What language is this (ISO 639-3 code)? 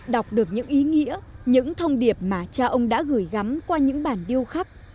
vie